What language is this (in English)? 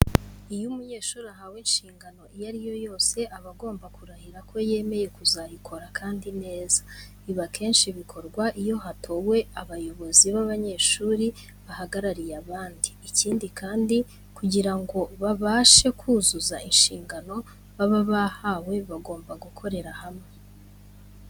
Kinyarwanda